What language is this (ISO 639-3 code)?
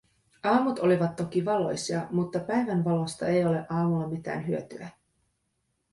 fin